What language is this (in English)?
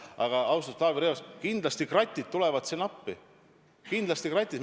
Estonian